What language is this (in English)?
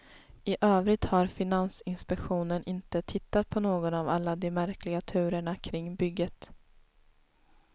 Swedish